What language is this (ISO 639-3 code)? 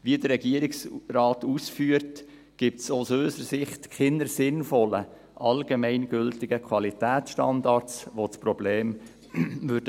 gsw